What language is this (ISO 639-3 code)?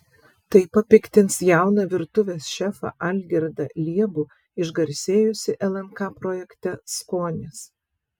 lit